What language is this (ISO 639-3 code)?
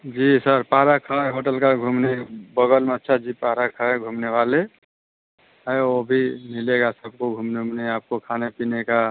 hin